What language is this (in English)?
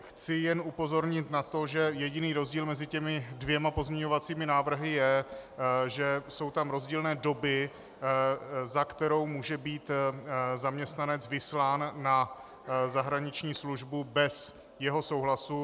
Czech